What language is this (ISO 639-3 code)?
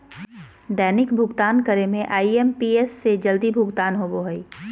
mag